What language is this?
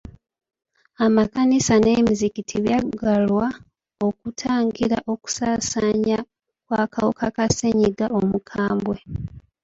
Ganda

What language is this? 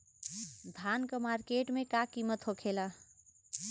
Bhojpuri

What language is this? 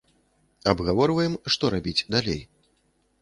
Belarusian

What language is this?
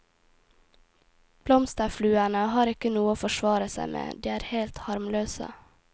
Norwegian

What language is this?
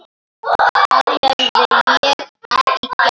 Icelandic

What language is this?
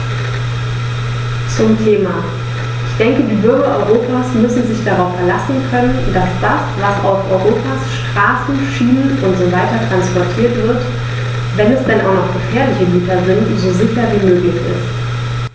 German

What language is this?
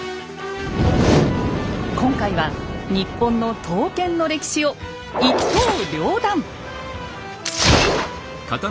Japanese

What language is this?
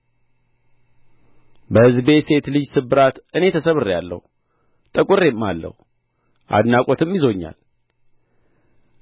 Amharic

